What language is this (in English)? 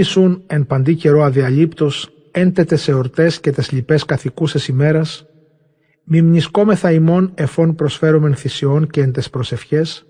Greek